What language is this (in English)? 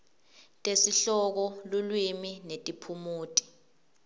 Swati